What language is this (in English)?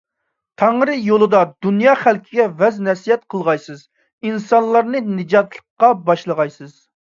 Uyghur